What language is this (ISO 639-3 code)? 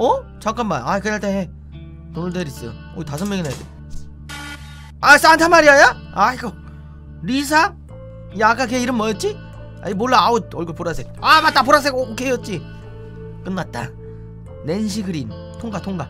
kor